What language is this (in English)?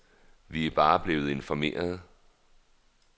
Danish